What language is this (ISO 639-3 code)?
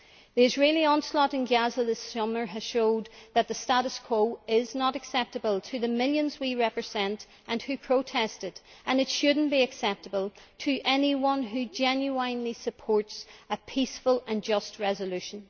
eng